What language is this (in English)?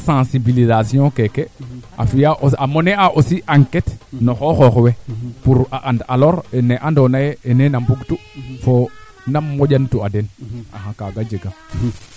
Serer